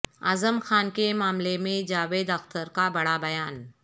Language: Urdu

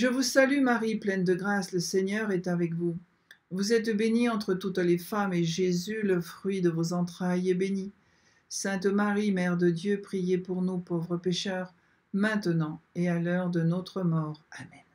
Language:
French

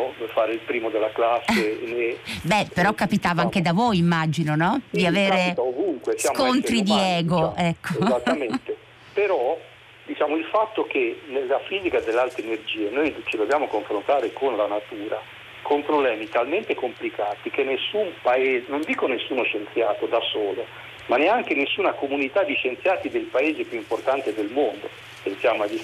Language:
Italian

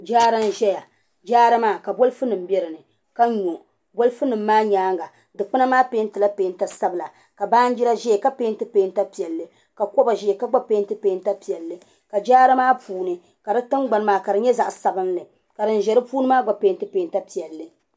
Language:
Dagbani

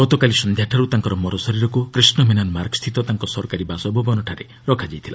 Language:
Odia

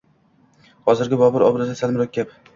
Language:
Uzbek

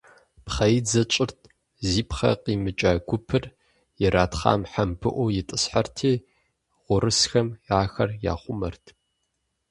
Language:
Kabardian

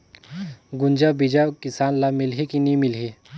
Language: Chhattisgarhi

